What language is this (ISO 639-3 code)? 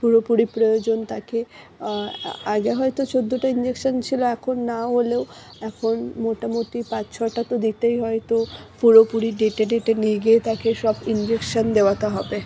ben